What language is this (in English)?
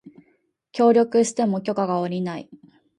Japanese